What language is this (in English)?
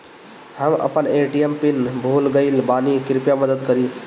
Bhojpuri